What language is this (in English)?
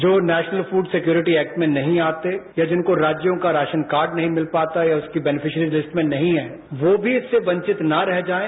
Hindi